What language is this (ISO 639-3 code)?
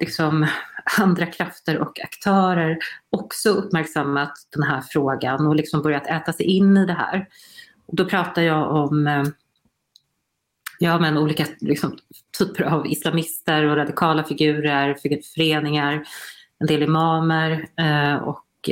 swe